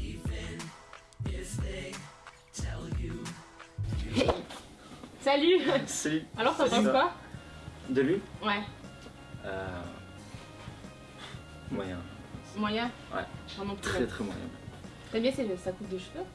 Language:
French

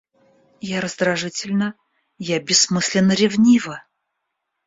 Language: Russian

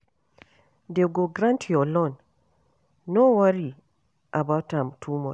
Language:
Nigerian Pidgin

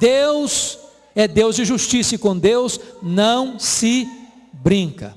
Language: Portuguese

